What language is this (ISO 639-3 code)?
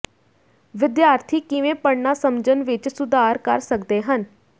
pan